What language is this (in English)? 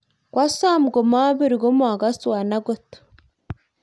Kalenjin